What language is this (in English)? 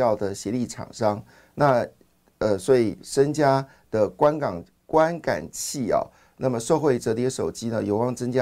Chinese